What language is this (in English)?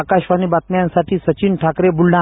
Marathi